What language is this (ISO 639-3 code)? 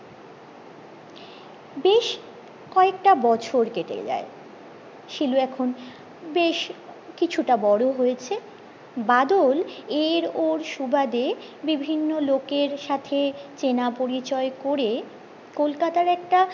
ben